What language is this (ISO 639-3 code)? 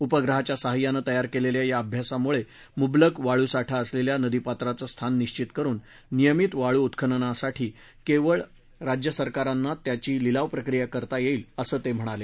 mar